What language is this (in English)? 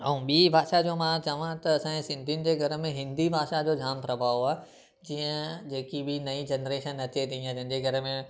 Sindhi